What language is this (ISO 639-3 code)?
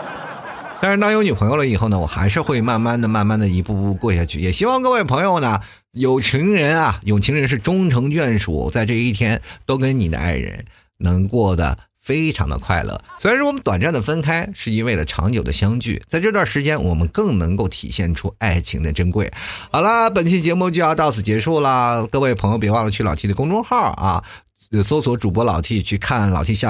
zho